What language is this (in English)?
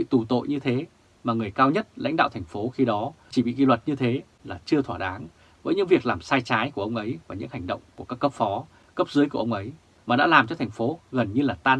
Vietnamese